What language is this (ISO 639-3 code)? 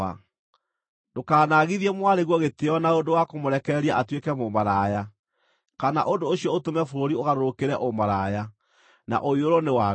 kik